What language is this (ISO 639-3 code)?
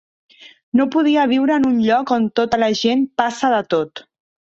cat